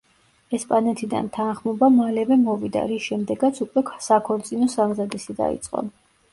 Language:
Georgian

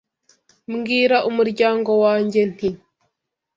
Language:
Kinyarwanda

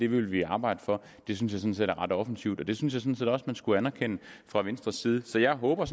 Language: Danish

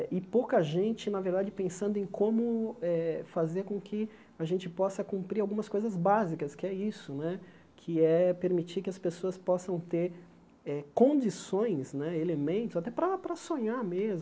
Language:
Portuguese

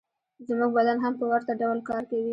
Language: Pashto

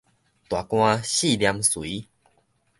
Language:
Min Nan Chinese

